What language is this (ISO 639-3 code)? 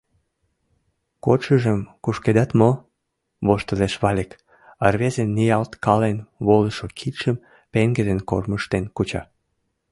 chm